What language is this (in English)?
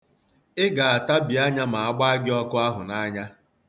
Igbo